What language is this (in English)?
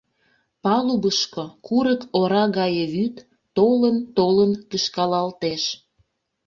Mari